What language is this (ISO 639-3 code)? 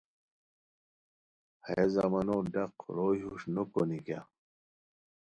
khw